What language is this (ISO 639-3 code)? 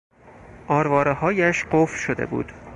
fas